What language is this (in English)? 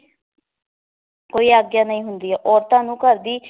Punjabi